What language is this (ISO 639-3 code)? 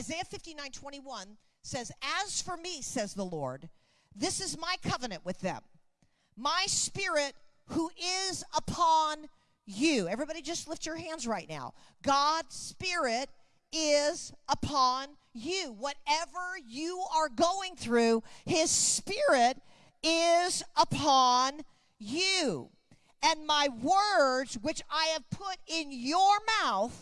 eng